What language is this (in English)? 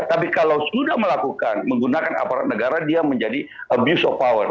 Indonesian